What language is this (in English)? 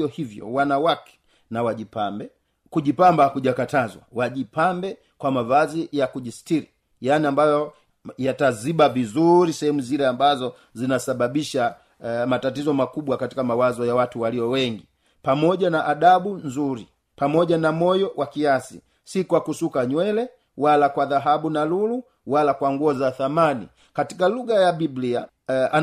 Swahili